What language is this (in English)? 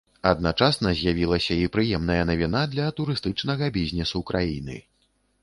Belarusian